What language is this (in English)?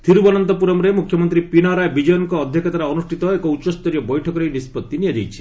Odia